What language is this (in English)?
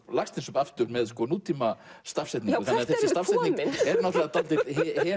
Icelandic